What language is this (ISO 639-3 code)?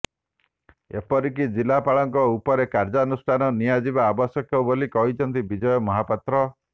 ori